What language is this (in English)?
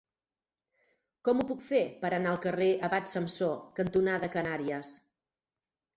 Catalan